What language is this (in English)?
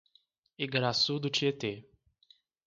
Portuguese